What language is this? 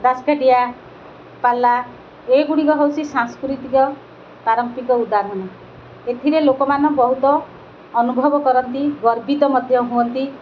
Odia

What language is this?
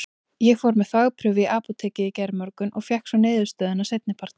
Icelandic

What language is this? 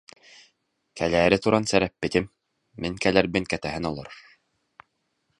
Yakut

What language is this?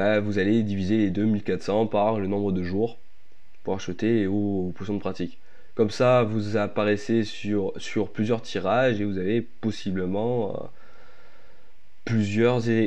French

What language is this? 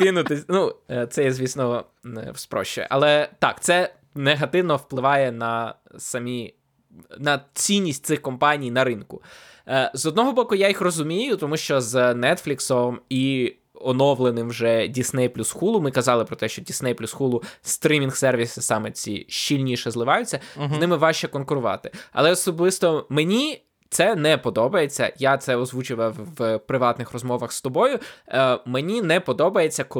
Ukrainian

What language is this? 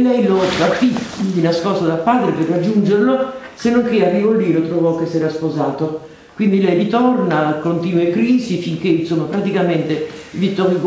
Italian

